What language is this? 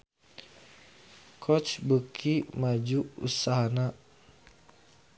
Sundanese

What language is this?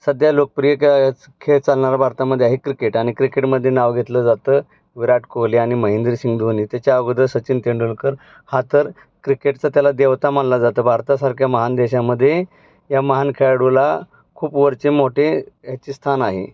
Marathi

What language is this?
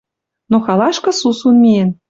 Western Mari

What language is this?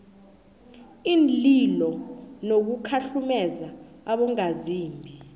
South Ndebele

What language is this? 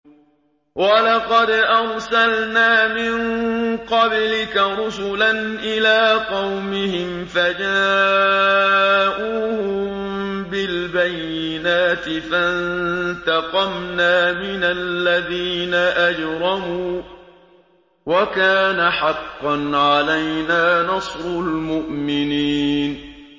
Arabic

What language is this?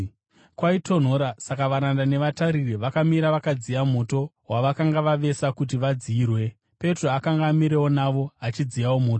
Shona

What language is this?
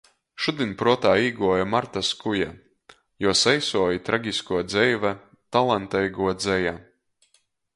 Latgalian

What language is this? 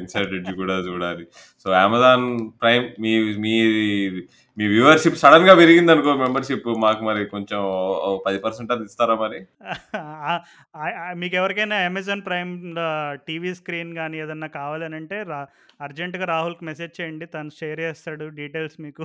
Telugu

